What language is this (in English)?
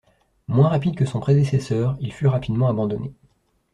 French